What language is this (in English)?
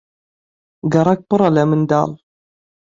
Central Kurdish